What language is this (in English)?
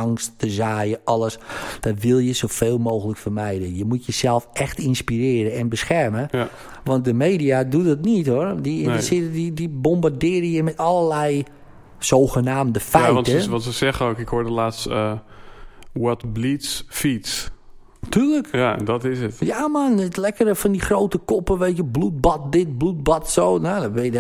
Dutch